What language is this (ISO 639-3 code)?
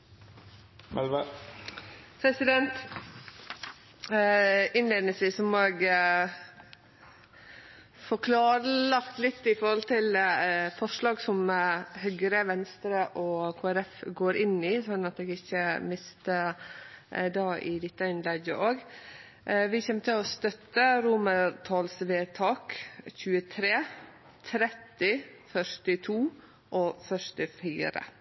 nno